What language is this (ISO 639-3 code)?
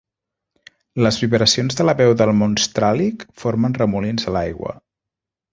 cat